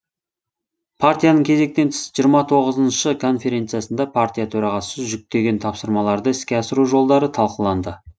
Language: Kazakh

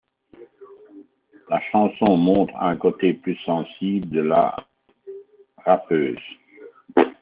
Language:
French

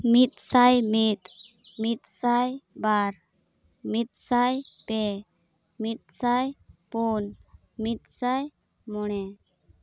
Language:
Santali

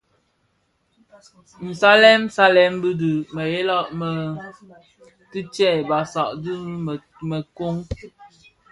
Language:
Bafia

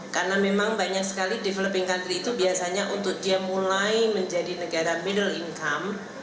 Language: Indonesian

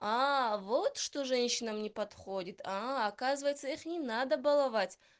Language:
Russian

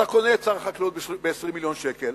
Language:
Hebrew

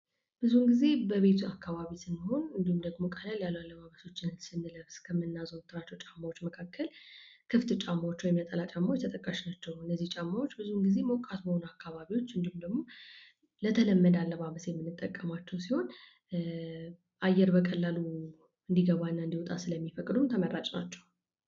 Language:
Amharic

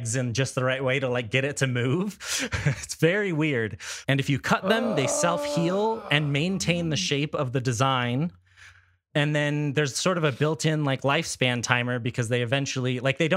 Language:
English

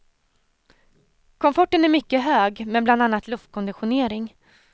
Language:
Swedish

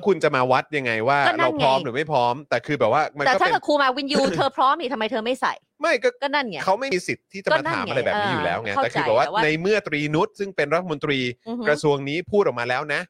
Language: Thai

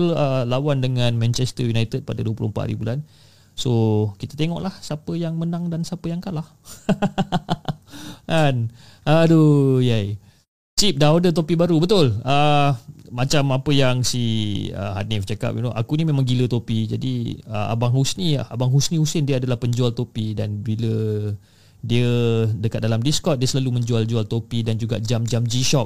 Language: Malay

